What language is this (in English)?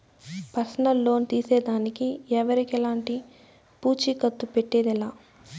Telugu